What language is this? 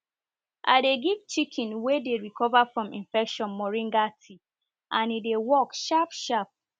Nigerian Pidgin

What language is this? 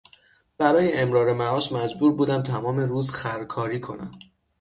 Persian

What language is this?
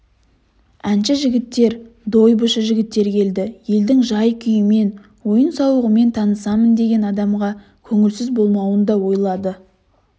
Kazakh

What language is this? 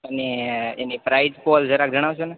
Gujarati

